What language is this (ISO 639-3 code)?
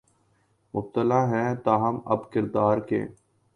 urd